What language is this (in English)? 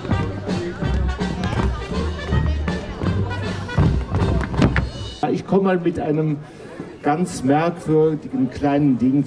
German